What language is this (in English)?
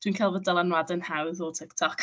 Welsh